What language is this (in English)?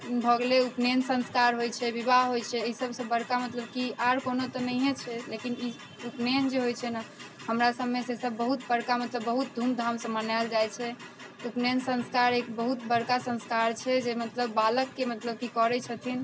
Maithili